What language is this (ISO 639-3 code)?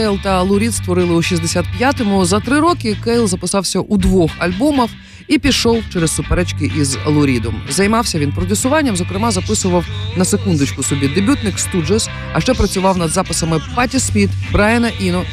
ukr